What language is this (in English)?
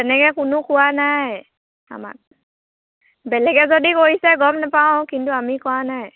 Assamese